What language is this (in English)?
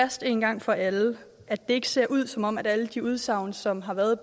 Danish